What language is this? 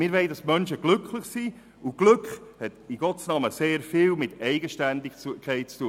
Swiss German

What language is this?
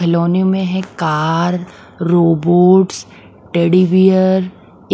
Hindi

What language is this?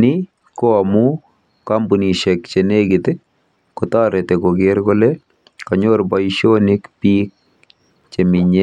Kalenjin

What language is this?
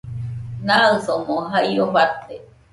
Nüpode Huitoto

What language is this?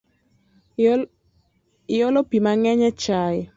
Luo (Kenya and Tanzania)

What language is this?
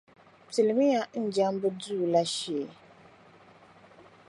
Dagbani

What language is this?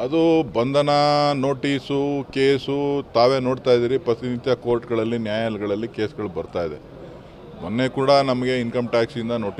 Romanian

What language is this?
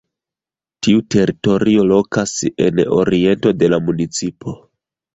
Esperanto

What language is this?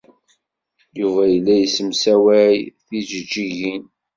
Kabyle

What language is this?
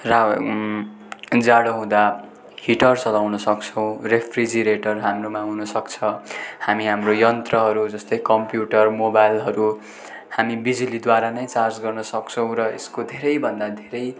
Nepali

